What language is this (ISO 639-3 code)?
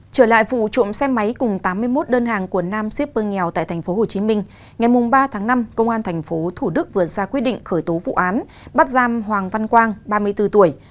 vie